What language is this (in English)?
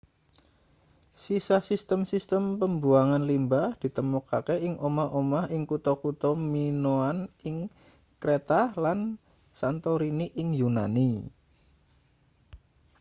Javanese